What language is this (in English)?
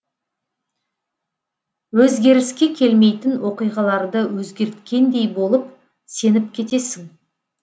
Kazakh